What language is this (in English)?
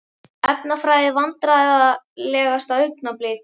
Icelandic